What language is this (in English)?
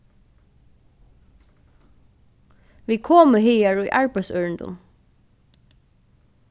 Faroese